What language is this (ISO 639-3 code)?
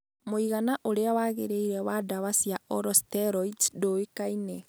kik